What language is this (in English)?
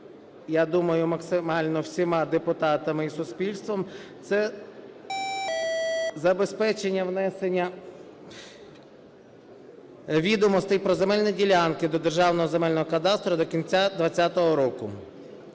Ukrainian